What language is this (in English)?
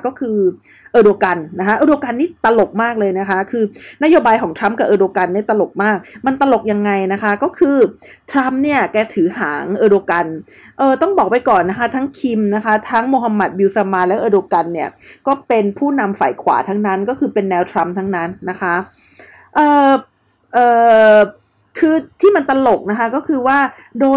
Thai